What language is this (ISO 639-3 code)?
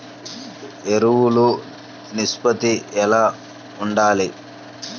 tel